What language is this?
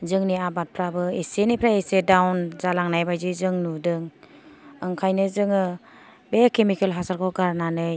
Bodo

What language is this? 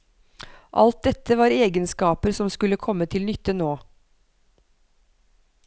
Norwegian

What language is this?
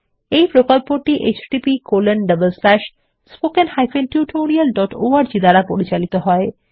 Bangla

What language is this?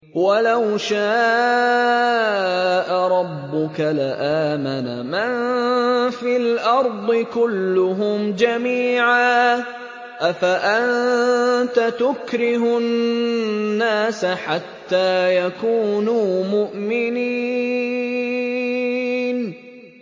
Arabic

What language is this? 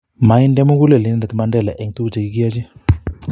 Kalenjin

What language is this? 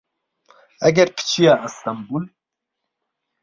Central Kurdish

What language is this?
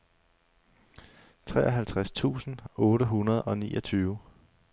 Danish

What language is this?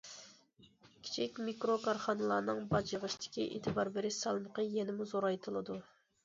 Uyghur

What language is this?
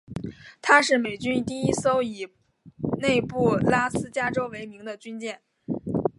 Chinese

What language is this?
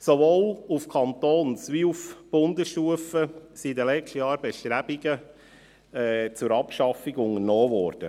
Swiss German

